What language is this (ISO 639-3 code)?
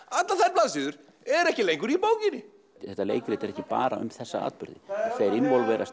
isl